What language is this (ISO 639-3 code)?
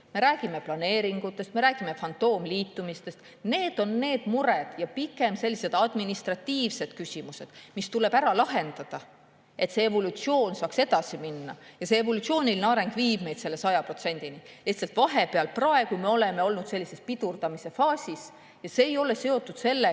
est